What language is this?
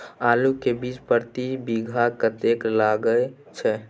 Maithili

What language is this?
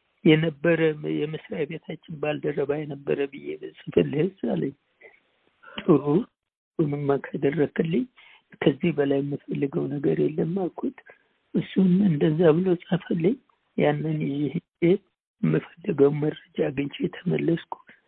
Amharic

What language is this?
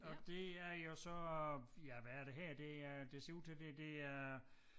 Danish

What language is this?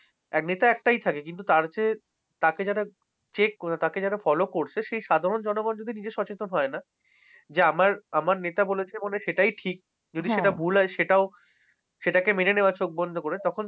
Bangla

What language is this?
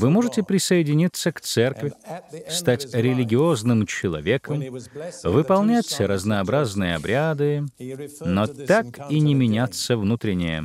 Russian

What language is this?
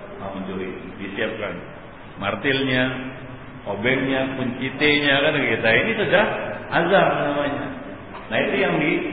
Malay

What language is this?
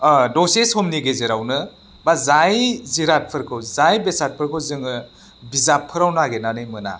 Bodo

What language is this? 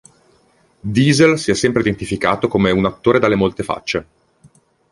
Italian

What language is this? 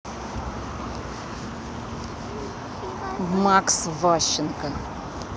Russian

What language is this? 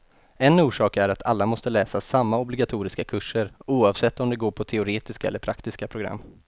Swedish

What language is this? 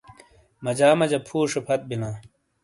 Shina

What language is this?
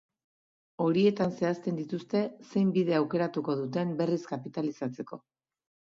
Basque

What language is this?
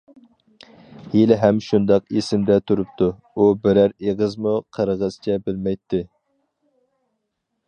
Uyghur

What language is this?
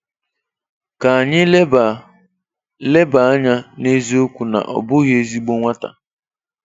Igbo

